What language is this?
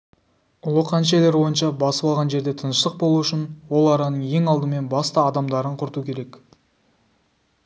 Kazakh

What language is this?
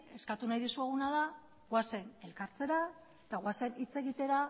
Basque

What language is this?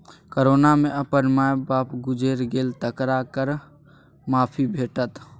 Maithili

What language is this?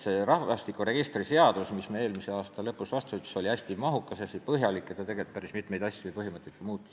Estonian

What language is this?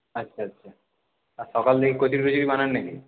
Bangla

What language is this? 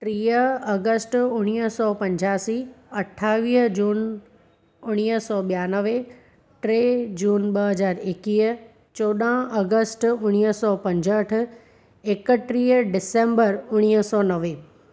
Sindhi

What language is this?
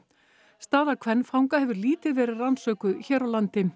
Icelandic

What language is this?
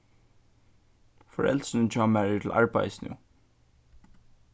Faroese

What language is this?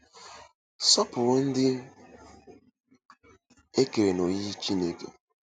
Igbo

